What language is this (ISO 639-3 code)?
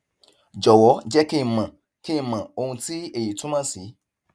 yor